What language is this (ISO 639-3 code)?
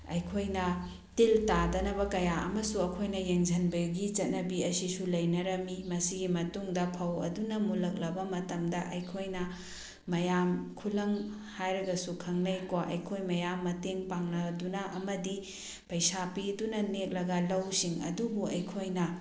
mni